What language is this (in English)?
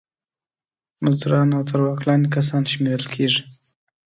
Pashto